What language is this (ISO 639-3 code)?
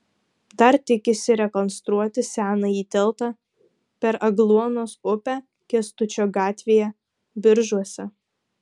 lit